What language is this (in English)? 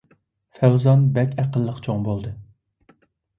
Uyghur